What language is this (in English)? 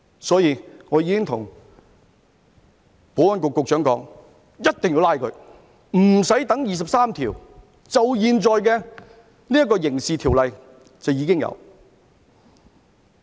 Cantonese